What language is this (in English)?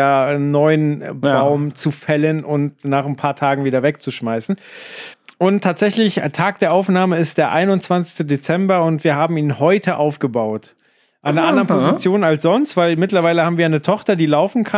German